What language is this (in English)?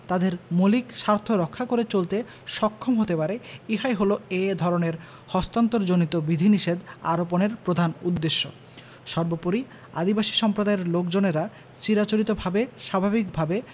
Bangla